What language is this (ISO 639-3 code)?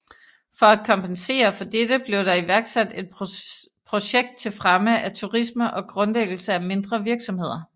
dan